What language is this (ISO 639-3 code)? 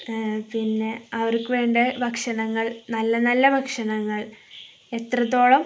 mal